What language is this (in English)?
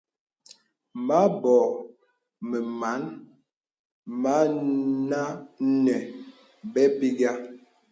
Bebele